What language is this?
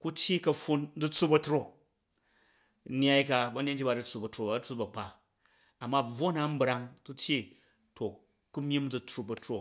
Jju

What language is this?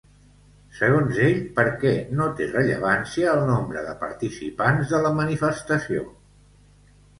Catalan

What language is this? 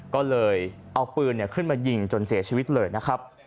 Thai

